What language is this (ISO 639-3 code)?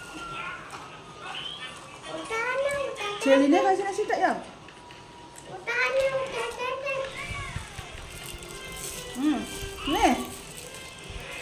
ind